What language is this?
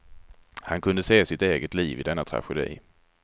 Swedish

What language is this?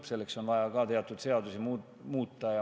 Estonian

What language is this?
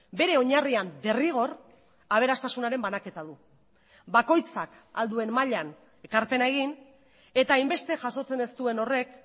Basque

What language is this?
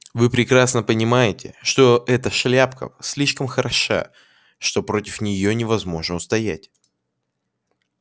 Russian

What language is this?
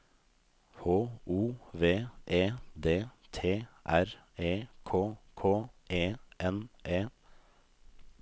Norwegian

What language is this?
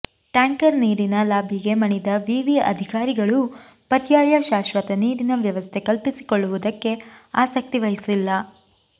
Kannada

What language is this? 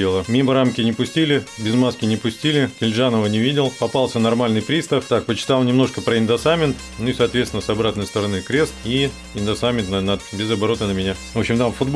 Russian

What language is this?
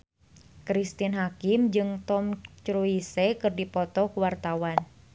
Sundanese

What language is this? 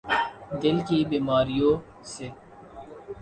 Urdu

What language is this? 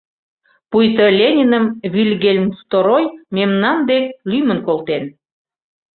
Mari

